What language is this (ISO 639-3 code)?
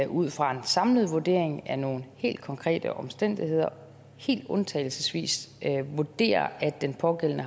dan